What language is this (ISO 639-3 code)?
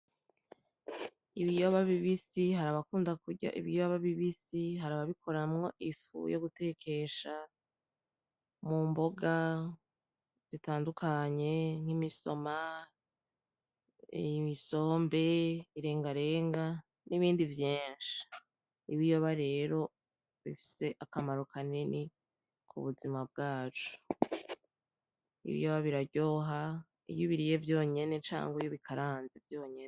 run